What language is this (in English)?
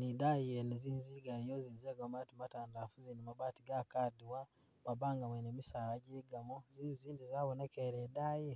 Masaaba